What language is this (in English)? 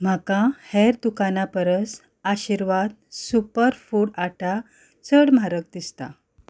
Konkani